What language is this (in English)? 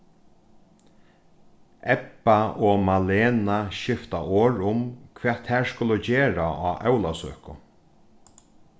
Faroese